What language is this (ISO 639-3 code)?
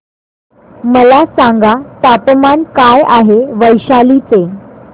mar